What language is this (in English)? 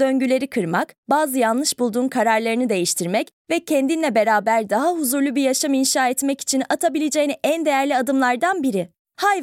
Turkish